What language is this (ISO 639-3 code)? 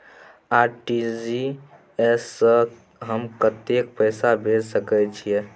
mai